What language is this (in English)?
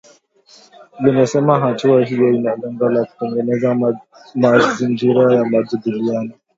Swahili